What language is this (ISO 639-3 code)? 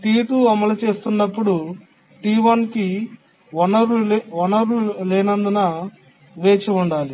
tel